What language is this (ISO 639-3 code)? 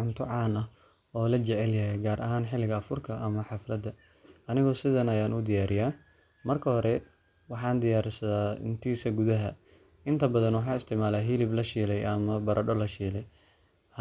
som